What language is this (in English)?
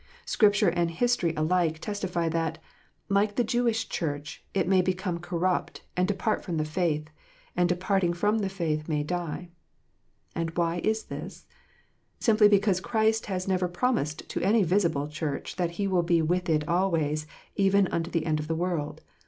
English